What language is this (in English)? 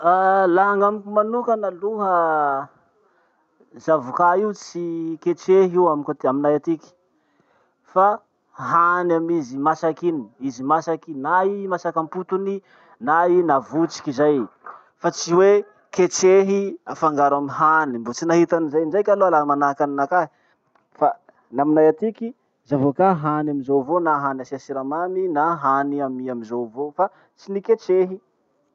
Masikoro Malagasy